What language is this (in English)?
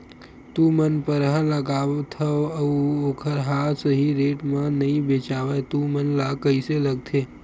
Chhattisgarhi